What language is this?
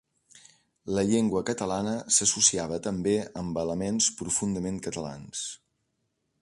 Catalan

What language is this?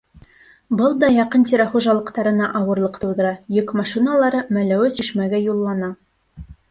Bashkir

